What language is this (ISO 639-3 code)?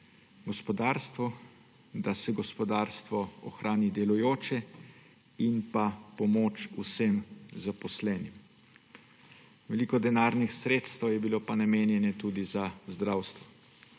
slv